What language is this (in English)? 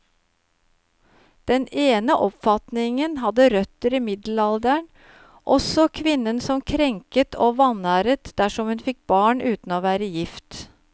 Norwegian